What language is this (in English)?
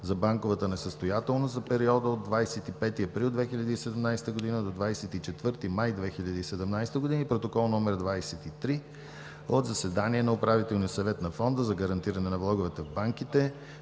Bulgarian